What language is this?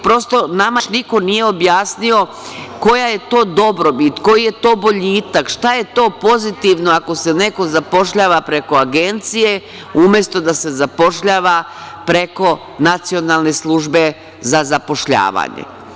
Serbian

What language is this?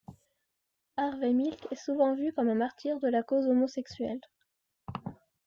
French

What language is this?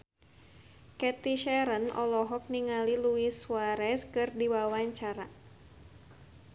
Sundanese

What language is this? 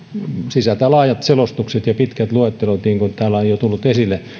Finnish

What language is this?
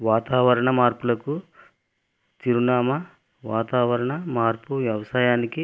Telugu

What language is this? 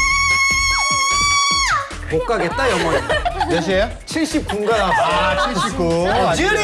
Korean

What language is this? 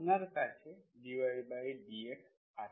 Bangla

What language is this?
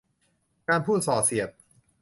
Thai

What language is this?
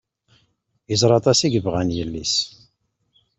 Kabyle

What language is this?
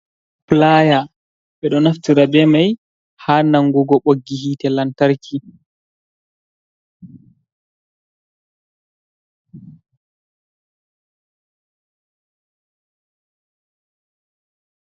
Fula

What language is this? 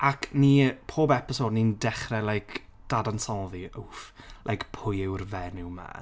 Welsh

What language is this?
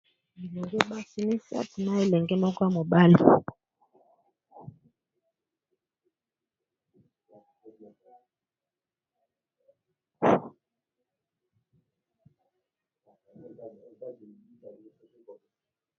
Lingala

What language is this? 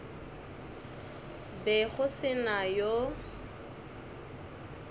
Northern Sotho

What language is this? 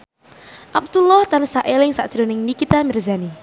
Javanese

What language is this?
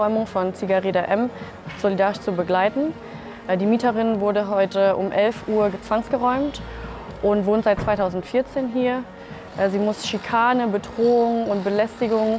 German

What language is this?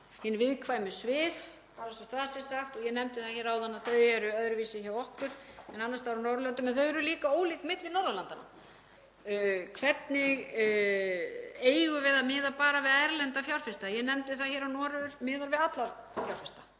Icelandic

